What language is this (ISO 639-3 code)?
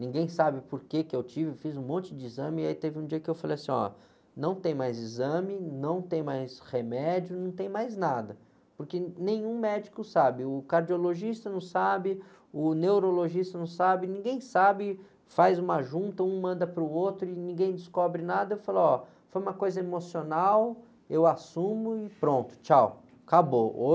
por